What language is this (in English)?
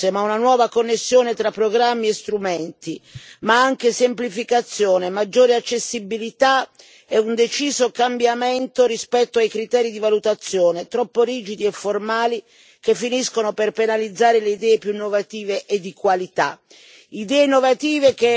Italian